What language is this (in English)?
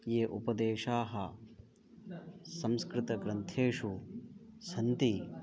Sanskrit